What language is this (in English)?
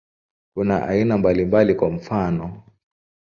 Swahili